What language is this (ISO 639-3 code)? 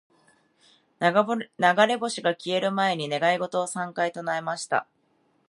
jpn